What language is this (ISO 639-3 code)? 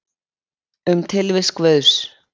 isl